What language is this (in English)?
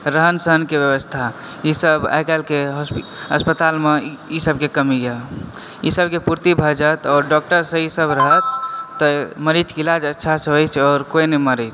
Maithili